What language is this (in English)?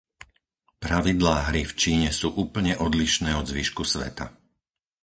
Slovak